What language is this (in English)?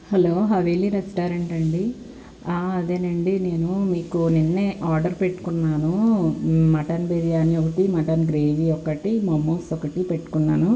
Telugu